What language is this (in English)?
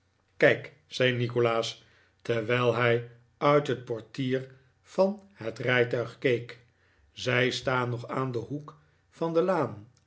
Dutch